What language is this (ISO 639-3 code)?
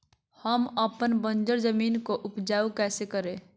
mag